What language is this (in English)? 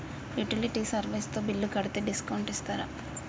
Telugu